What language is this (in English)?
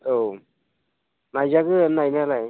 Bodo